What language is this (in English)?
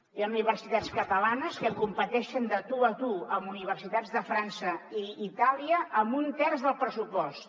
Catalan